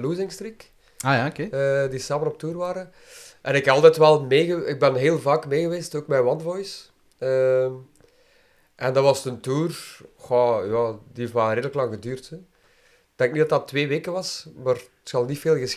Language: Dutch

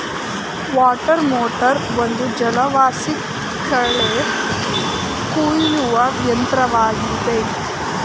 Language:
Kannada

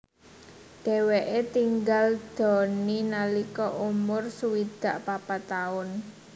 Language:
Javanese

